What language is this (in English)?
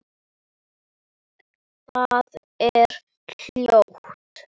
Icelandic